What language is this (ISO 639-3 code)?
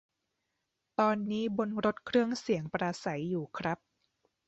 tha